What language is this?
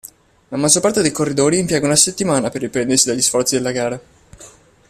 Italian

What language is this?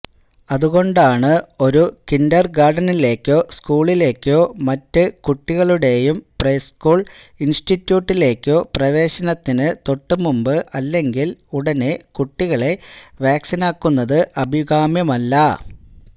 Malayalam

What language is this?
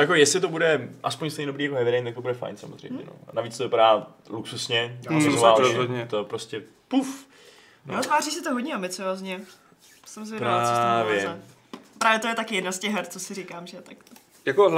Czech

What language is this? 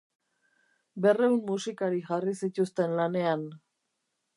Basque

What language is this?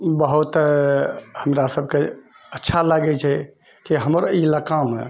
Maithili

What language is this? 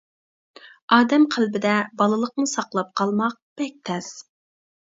Uyghur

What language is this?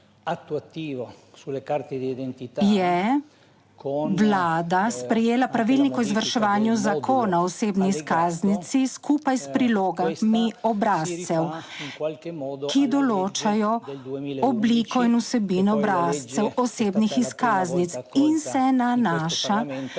Slovenian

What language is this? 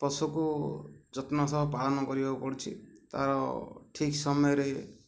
Odia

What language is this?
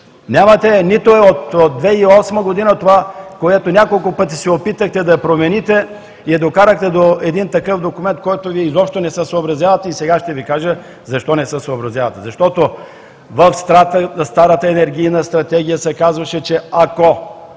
Bulgarian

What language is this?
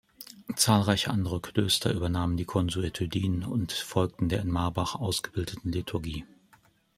German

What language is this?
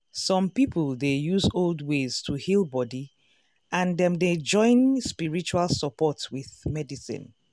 Nigerian Pidgin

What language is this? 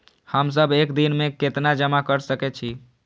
Maithili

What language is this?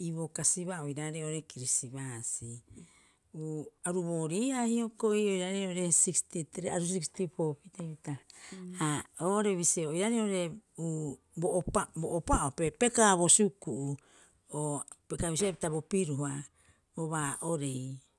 Rapoisi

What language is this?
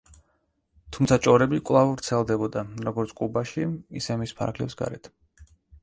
Georgian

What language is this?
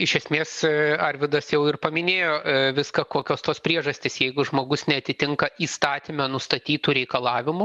Lithuanian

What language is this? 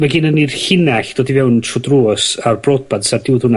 Welsh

